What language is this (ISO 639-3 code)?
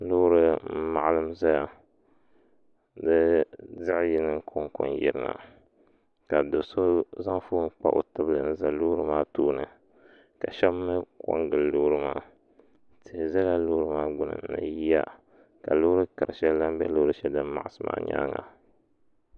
dag